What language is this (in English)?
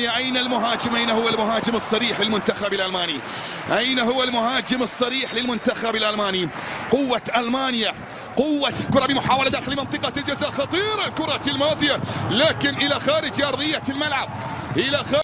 Arabic